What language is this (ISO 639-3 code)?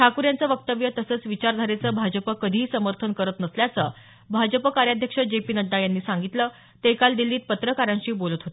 mar